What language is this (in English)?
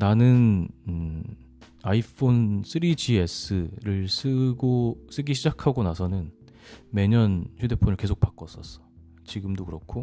Korean